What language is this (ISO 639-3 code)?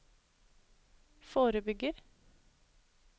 nor